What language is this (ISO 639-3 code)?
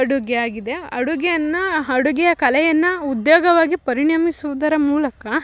kan